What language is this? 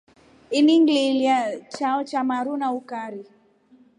Rombo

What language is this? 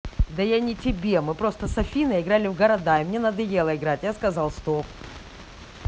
Russian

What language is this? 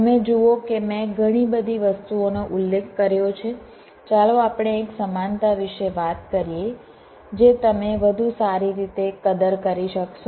Gujarati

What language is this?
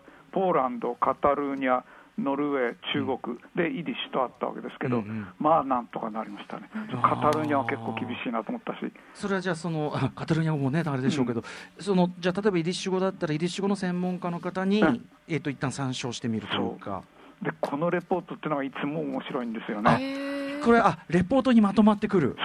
Japanese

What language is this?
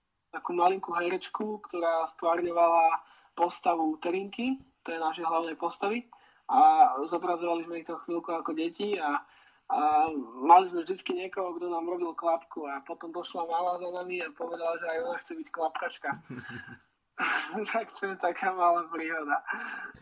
Slovak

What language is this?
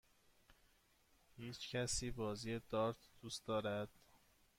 Persian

